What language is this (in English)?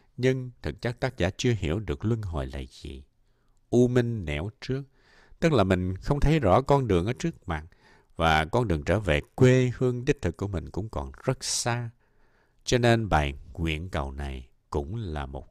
Vietnamese